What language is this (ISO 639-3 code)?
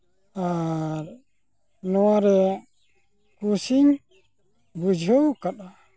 sat